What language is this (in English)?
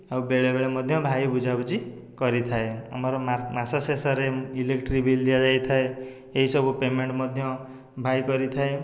Odia